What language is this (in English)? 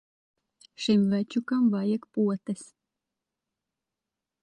Latvian